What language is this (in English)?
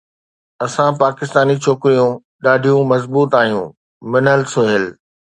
Sindhi